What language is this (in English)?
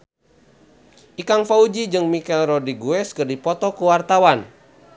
Sundanese